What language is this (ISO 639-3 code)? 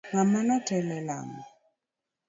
luo